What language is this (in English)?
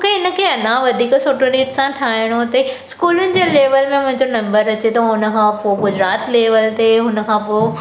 Sindhi